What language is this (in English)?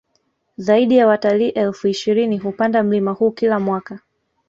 Swahili